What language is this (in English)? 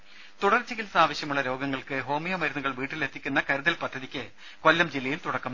Malayalam